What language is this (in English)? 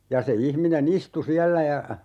Finnish